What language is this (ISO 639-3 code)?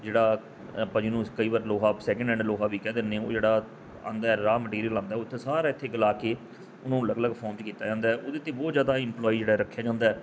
pan